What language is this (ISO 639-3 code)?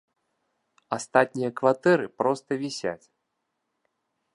bel